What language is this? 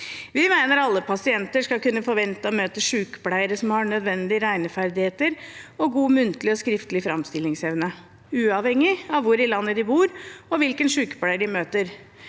Norwegian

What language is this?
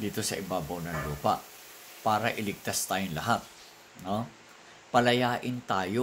Filipino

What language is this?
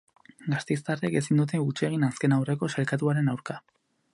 Basque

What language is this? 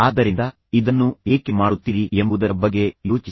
Kannada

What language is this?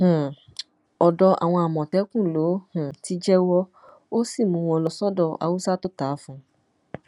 Yoruba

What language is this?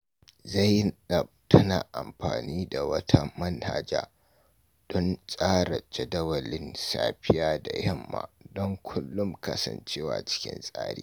Hausa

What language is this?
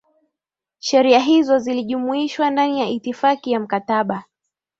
Swahili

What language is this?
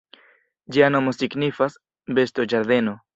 Esperanto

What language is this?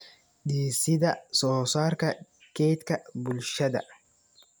Somali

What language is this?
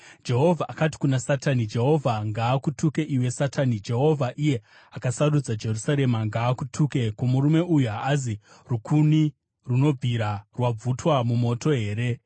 Shona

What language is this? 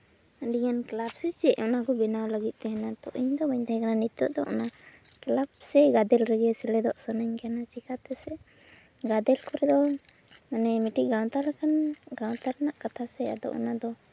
Santali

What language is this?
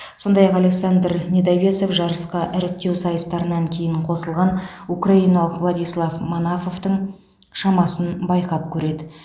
Kazakh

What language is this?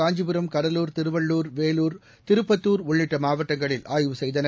Tamil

